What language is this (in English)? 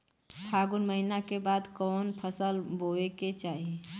Bhojpuri